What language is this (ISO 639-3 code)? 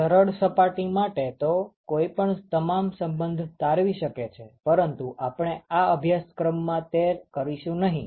guj